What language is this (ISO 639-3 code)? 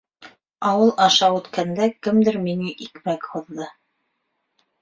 bak